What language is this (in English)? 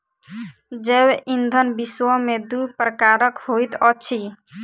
Maithili